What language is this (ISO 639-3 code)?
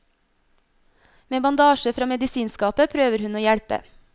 nor